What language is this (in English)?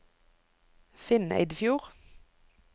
Norwegian